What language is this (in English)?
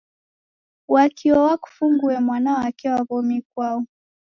Taita